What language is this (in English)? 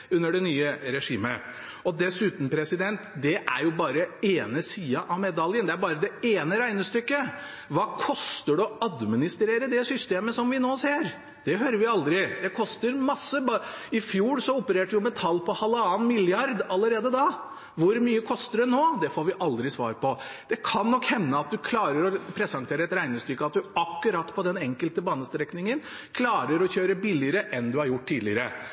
Norwegian Bokmål